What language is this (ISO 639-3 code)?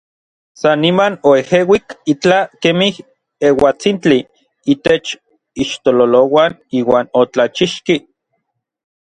nlv